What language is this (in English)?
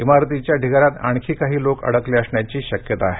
Marathi